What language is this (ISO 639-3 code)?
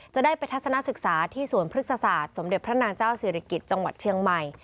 tha